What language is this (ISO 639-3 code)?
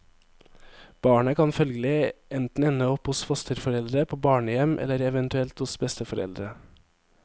nor